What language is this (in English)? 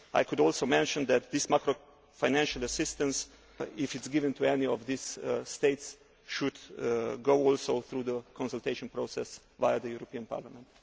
English